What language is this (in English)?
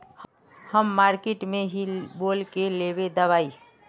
Magahi